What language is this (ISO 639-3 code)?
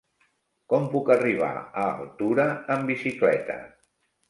cat